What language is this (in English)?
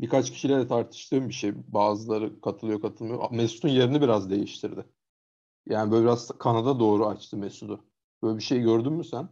Turkish